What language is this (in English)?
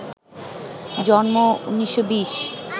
Bangla